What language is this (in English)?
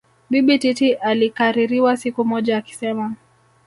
Swahili